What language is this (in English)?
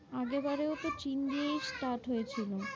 Bangla